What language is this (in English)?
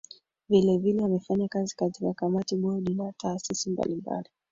Swahili